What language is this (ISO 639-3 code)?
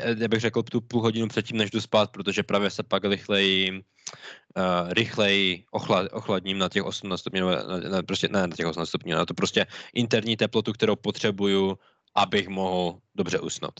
ces